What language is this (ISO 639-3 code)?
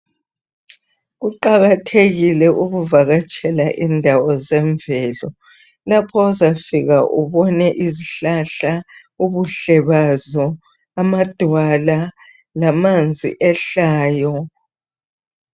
nde